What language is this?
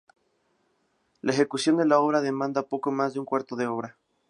Spanish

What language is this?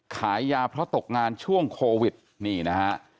Thai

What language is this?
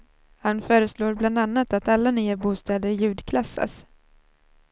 Swedish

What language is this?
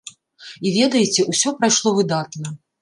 Belarusian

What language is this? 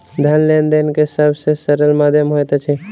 Maithili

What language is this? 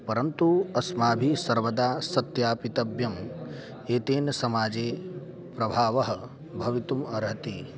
Sanskrit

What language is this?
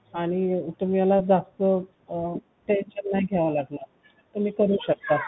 Marathi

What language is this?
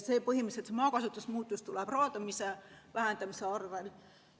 Estonian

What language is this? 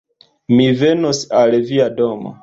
Esperanto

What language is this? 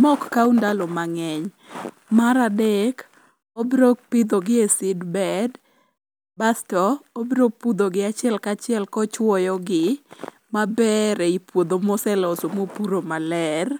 Luo (Kenya and Tanzania)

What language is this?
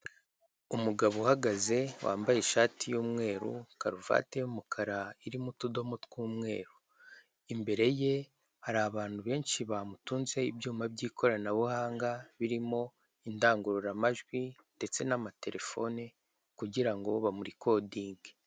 Kinyarwanda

